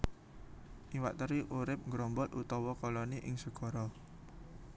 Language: Javanese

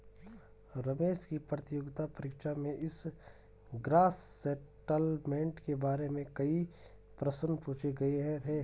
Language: Hindi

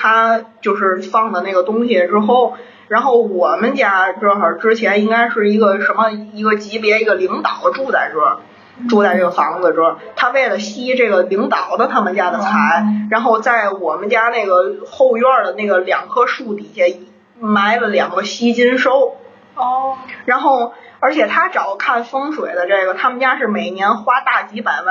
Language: Chinese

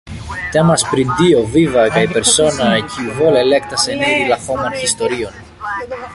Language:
Esperanto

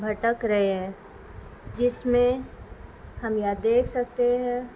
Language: Urdu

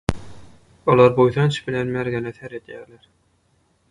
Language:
Turkmen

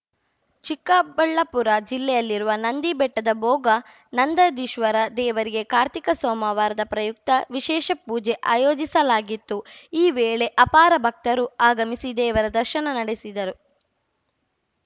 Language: Kannada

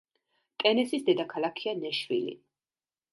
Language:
Georgian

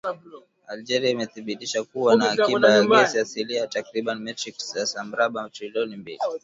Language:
Swahili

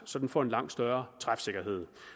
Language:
Danish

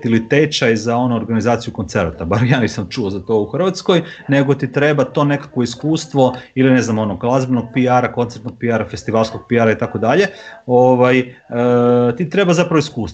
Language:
Croatian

